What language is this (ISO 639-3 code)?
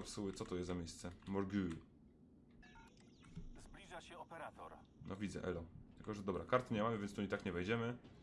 pol